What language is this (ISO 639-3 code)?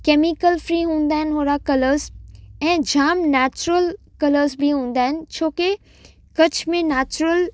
snd